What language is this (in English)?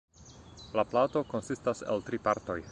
Esperanto